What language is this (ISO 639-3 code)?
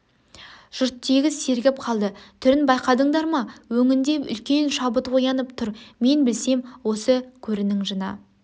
kaz